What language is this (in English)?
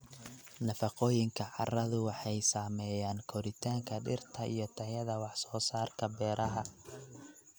Somali